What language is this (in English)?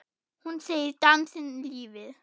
Icelandic